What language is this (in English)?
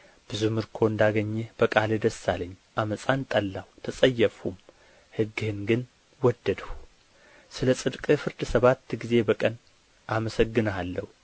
Amharic